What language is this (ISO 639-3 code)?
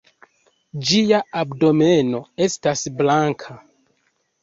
epo